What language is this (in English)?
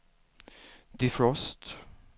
Swedish